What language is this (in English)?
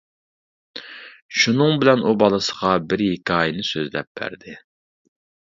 Uyghur